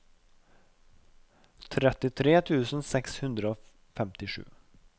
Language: Norwegian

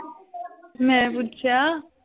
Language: Punjabi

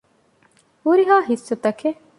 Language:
Divehi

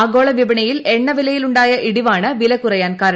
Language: Malayalam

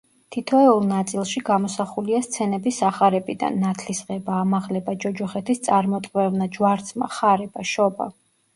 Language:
Georgian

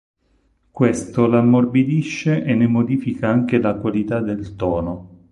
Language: Italian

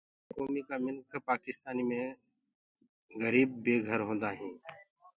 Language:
Gurgula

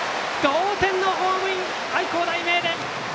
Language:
Japanese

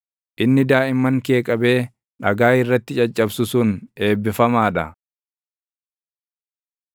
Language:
Oromo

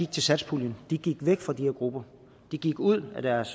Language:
Danish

